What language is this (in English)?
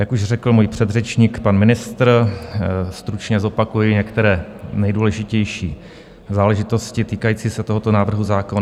Czech